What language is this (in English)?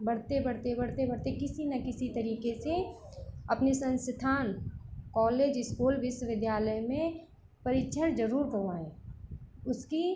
Hindi